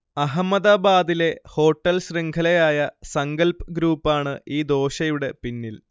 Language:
Malayalam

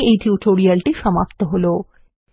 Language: Bangla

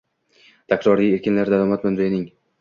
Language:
Uzbek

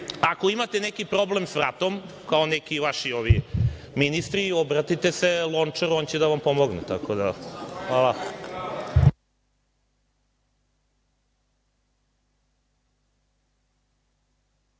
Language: Serbian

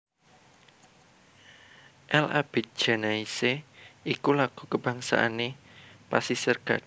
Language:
Javanese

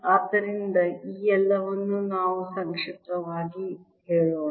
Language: Kannada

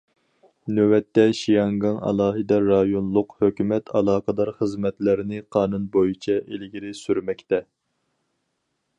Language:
Uyghur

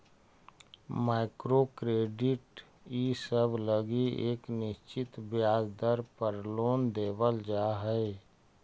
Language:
Magahi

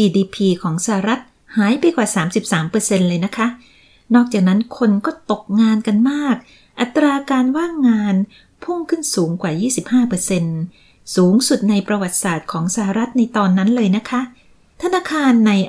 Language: Thai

